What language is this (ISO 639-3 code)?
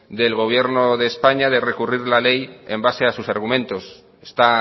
spa